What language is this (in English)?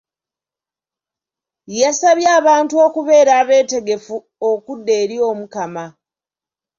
Ganda